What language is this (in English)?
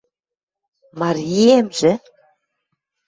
Western Mari